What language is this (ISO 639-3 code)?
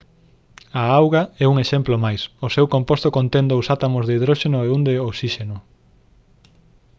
glg